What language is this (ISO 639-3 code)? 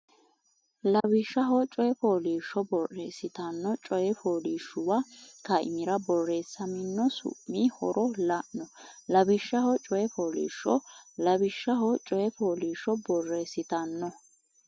sid